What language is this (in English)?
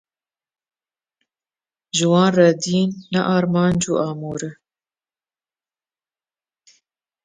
Kurdish